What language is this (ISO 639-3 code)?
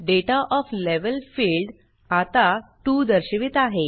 mar